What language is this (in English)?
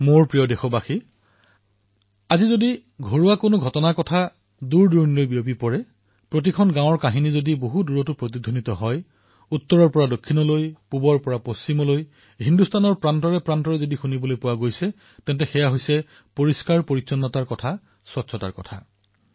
Assamese